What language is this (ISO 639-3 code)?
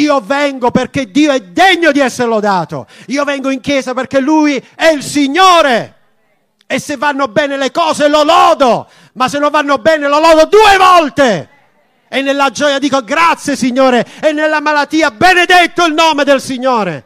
ita